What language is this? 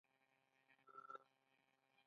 Pashto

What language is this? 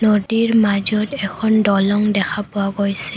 Assamese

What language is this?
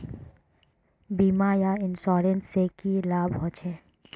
Magahi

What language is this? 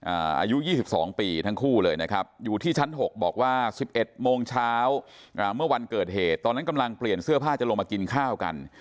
Thai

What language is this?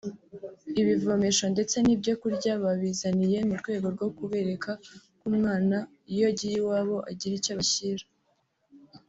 Kinyarwanda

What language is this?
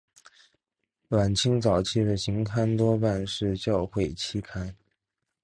Chinese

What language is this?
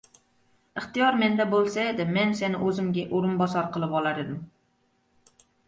Uzbek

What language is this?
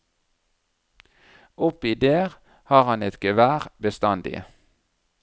Norwegian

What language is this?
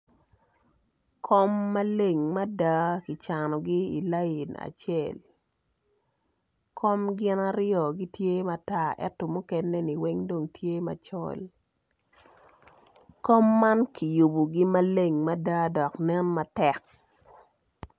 Acoli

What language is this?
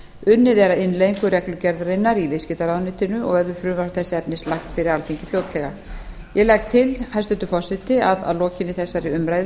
Icelandic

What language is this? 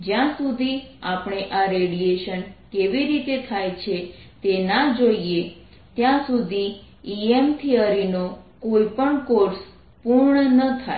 Gujarati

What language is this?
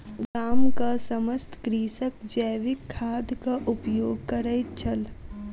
Maithili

